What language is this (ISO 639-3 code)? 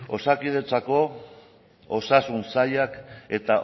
eus